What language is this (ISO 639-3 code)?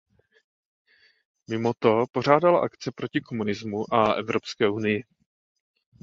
ces